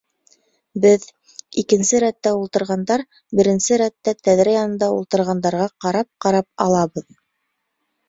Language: Bashkir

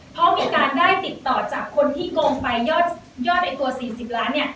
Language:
Thai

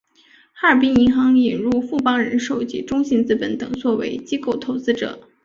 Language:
Chinese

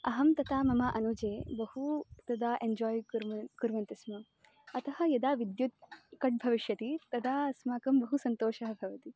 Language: Sanskrit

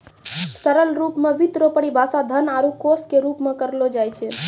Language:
Maithili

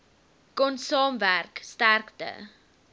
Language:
Afrikaans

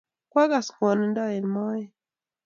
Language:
Kalenjin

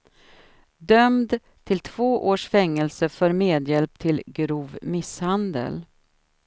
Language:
Swedish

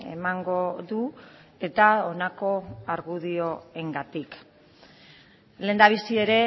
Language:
Basque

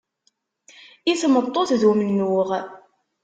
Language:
Kabyle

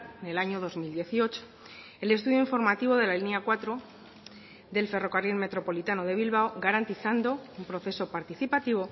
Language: Spanish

